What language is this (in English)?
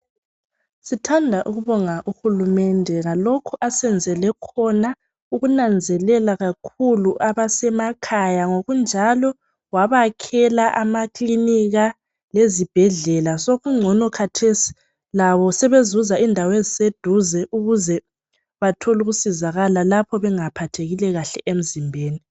North Ndebele